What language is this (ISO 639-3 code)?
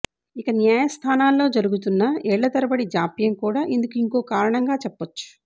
tel